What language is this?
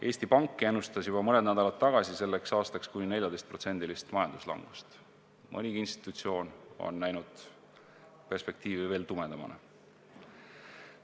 Estonian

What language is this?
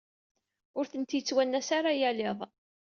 Kabyle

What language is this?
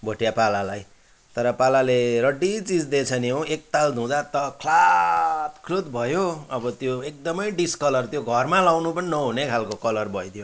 Nepali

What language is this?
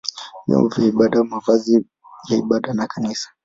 Swahili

